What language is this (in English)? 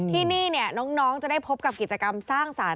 Thai